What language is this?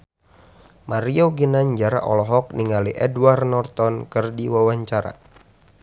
Sundanese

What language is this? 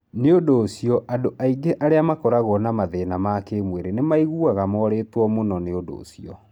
Kikuyu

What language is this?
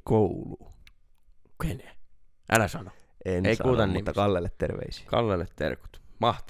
Finnish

